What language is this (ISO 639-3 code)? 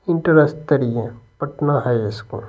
hin